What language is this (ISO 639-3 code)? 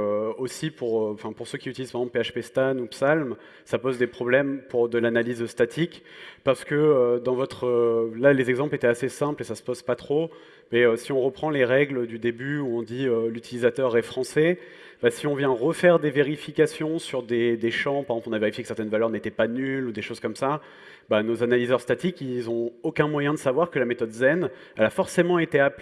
fra